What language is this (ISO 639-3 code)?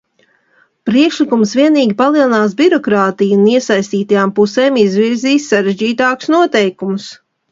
lav